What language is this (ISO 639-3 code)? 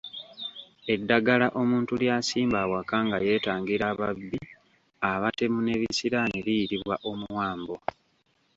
lug